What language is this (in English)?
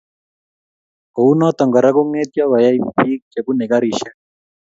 Kalenjin